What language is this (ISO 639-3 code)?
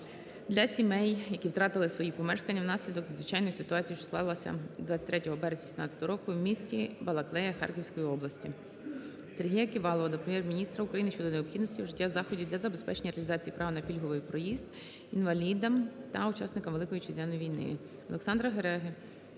ukr